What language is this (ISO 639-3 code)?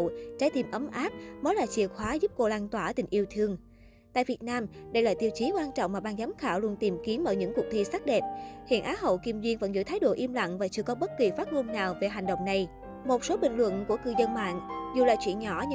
vie